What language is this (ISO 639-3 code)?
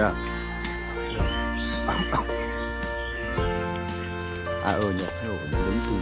vie